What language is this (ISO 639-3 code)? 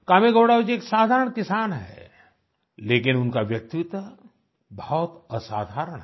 hin